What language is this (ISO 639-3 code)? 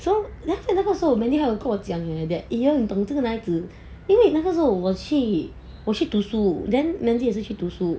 eng